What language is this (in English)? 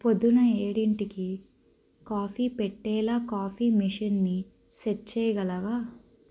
Telugu